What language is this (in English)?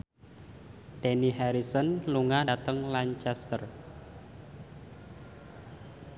Javanese